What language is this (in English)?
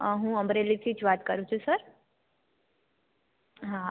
Gujarati